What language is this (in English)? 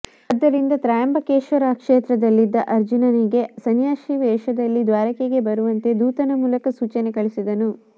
Kannada